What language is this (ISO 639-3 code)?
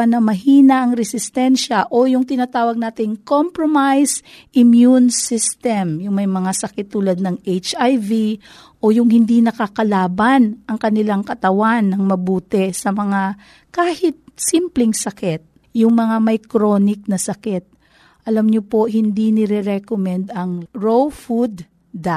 fil